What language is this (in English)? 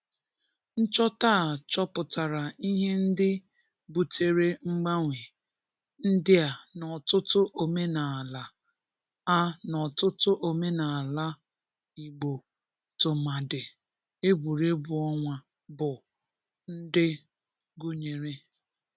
Igbo